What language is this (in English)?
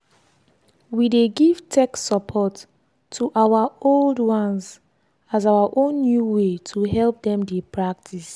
Nigerian Pidgin